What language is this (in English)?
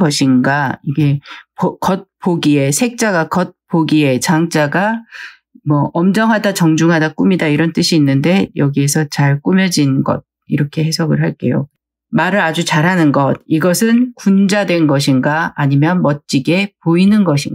Korean